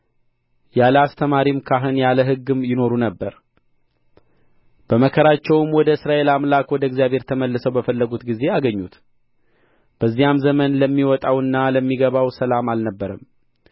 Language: Amharic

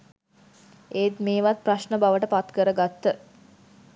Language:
Sinhala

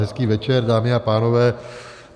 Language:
Czech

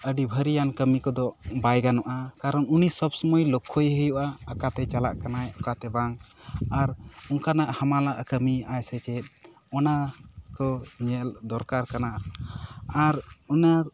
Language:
Santali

